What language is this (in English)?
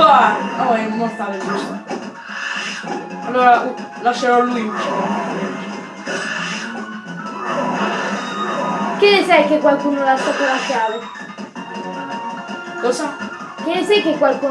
Italian